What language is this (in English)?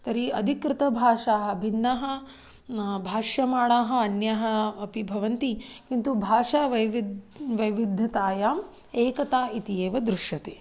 Sanskrit